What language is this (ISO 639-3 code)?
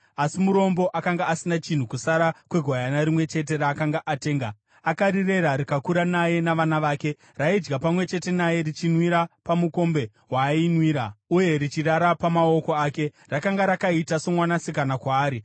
sna